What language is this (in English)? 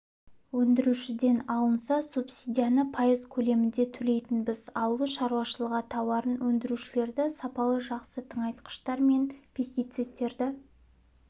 Kazakh